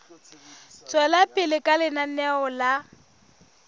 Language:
Southern Sotho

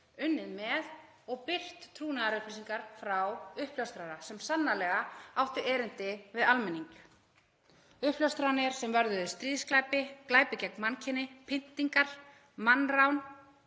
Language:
Icelandic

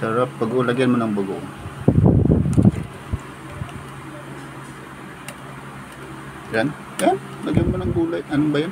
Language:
Filipino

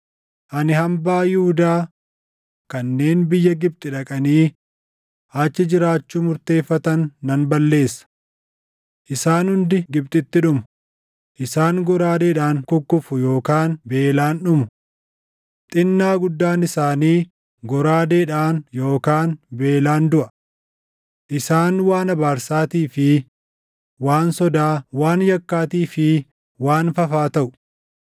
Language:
Oromo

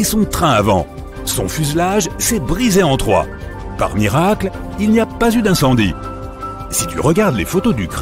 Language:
French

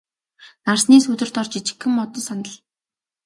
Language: Mongolian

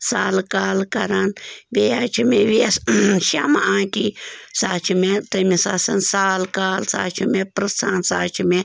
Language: Kashmiri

